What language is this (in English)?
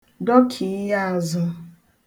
Igbo